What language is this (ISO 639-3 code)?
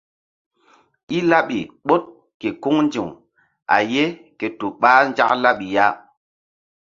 mdd